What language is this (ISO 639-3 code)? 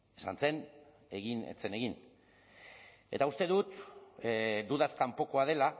eus